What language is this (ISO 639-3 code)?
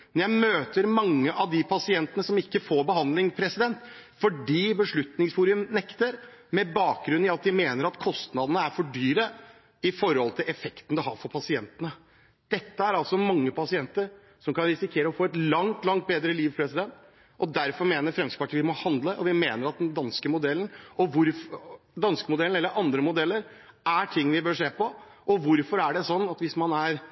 nob